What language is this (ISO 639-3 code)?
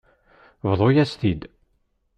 kab